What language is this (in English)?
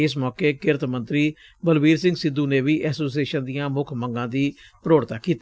Punjabi